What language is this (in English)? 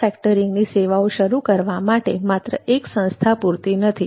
Gujarati